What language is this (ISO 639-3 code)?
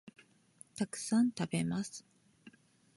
jpn